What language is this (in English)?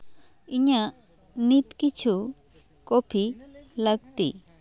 Santali